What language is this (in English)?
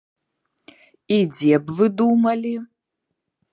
Belarusian